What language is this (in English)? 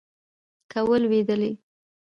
Pashto